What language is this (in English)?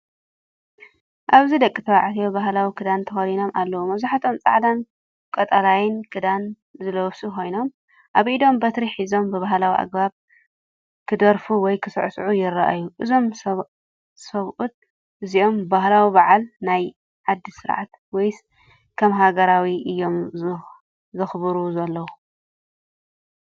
Tigrinya